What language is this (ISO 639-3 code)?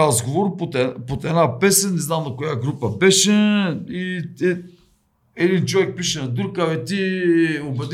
bul